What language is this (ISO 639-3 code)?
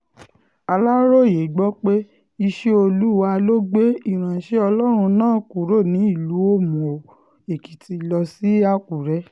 yor